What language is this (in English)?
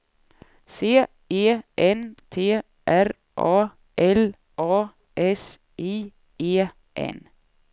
Swedish